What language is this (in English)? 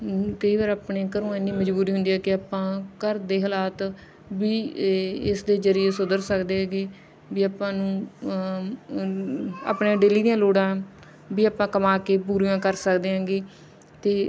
Punjabi